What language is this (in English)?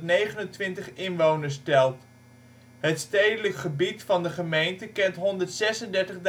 Dutch